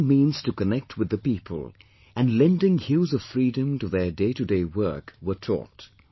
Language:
English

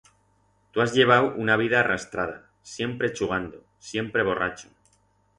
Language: Aragonese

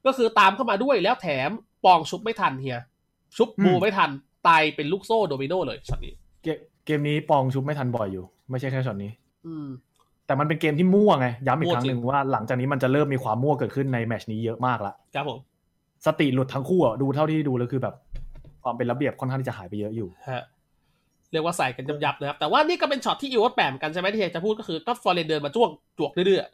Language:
Thai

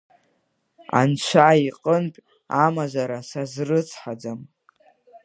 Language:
Abkhazian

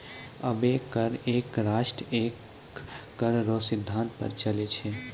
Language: Maithili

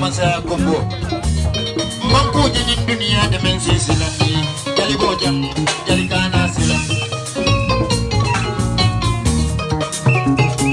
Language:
Indonesian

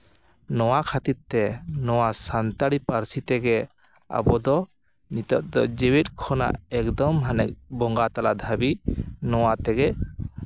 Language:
Santali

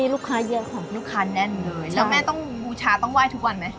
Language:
Thai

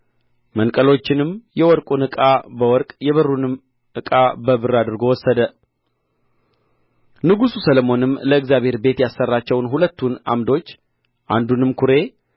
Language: Amharic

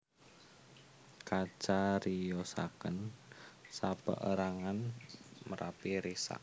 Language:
Javanese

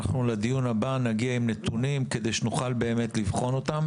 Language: Hebrew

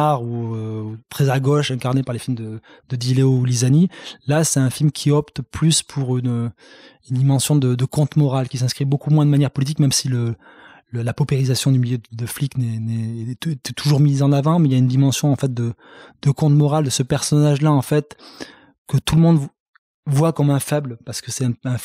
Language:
French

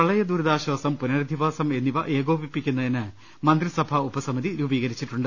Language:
Malayalam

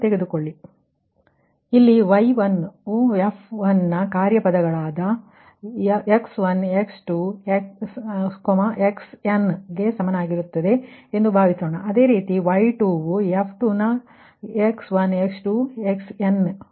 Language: Kannada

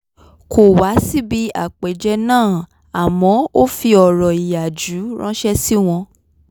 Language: Yoruba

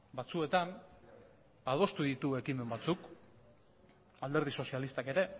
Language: Basque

